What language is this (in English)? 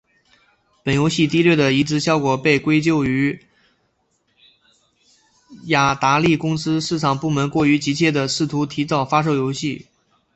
Chinese